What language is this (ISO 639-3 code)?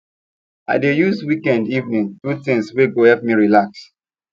pcm